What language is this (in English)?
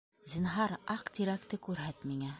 Bashkir